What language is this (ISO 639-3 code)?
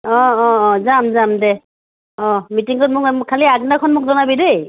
asm